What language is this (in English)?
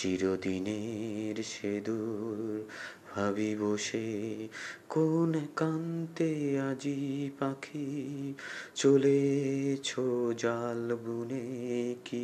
Bangla